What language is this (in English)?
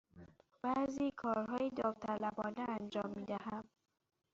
Persian